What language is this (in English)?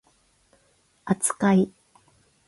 Japanese